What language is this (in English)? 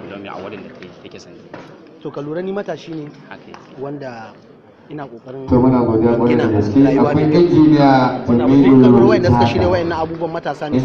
Indonesian